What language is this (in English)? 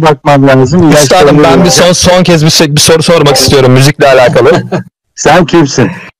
Turkish